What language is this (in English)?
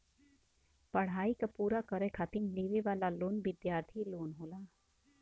Bhojpuri